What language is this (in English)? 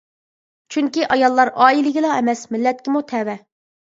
Uyghur